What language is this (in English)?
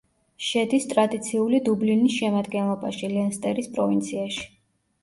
Georgian